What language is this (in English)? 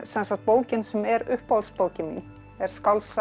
Icelandic